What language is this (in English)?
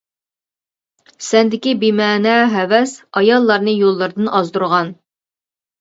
Uyghur